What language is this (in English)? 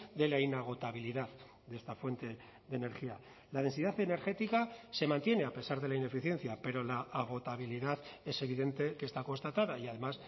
Spanish